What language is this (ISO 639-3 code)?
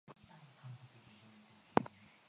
swa